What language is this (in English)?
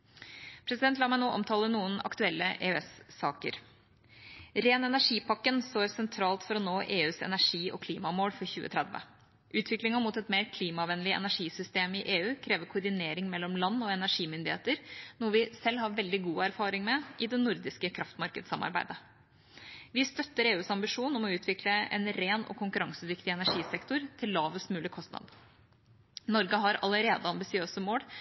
Norwegian Bokmål